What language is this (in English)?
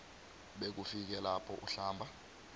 South Ndebele